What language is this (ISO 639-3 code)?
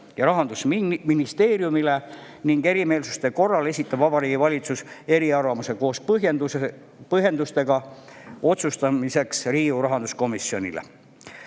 est